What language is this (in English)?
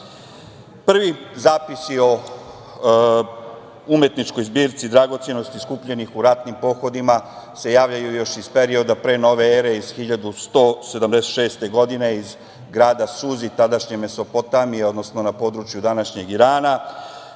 Serbian